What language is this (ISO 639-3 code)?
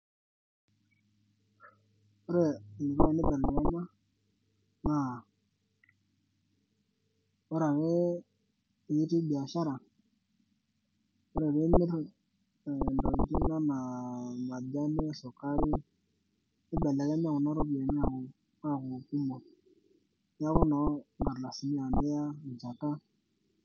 mas